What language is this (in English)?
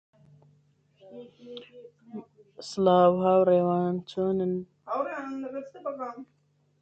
Central Kurdish